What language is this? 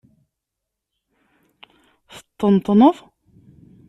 Kabyle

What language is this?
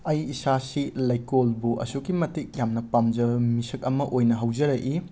Manipuri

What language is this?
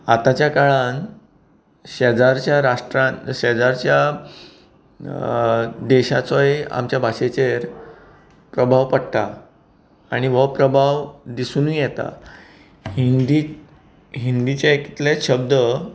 Konkani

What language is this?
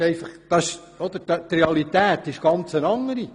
Swiss German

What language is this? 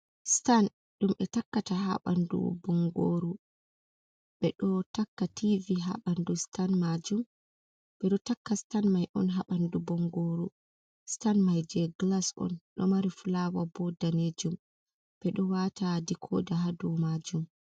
Fula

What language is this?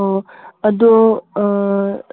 Manipuri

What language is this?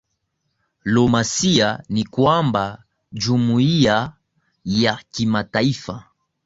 Swahili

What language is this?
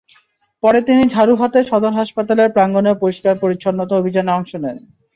Bangla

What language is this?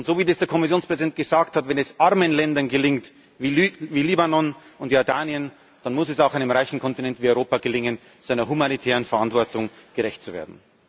German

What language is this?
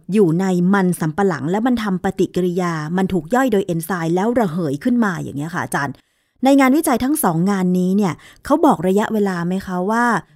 Thai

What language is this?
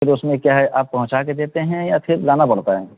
Urdu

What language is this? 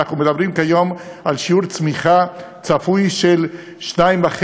Hebrew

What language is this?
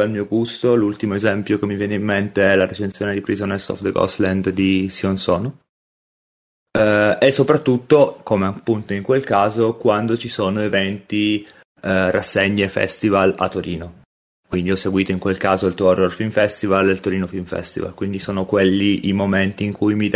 Italian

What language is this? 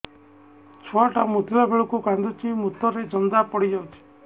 Odia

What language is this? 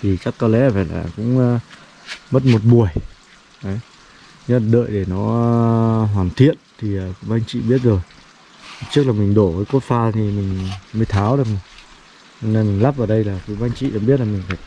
Vietnamese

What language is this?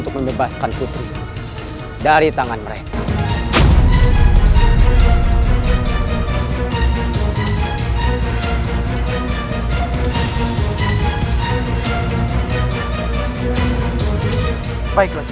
Indonesian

